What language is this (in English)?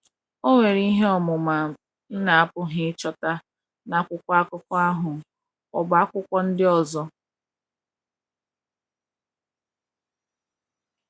Igbo